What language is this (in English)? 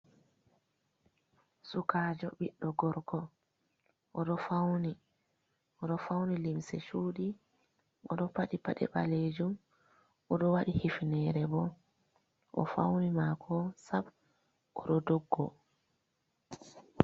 Fula